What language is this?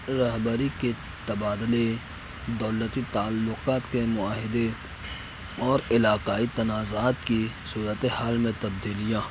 Urdu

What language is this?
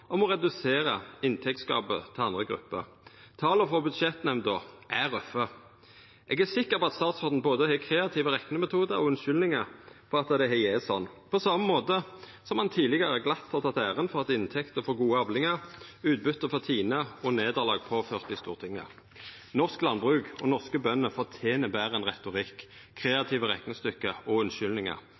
Norwegian Nynorsk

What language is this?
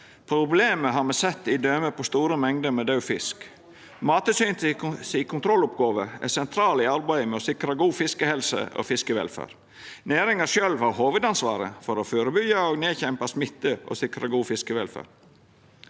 Norwegian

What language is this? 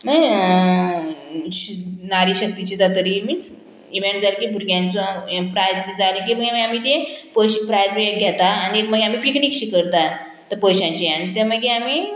Konkani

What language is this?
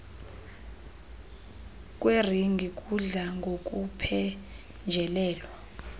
Xhosa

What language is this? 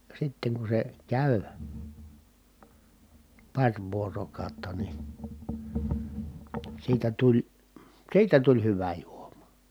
Finnish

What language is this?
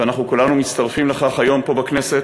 Hebrew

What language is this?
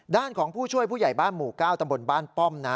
Thai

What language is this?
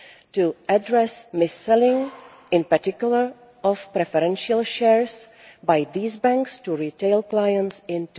English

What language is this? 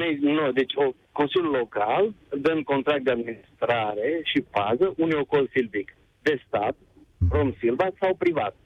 Romanian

